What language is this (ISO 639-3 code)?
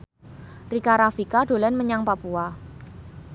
jav